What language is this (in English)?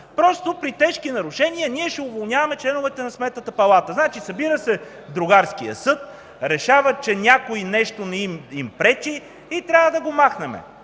Bulgarian